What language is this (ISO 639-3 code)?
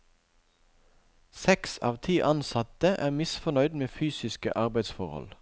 nor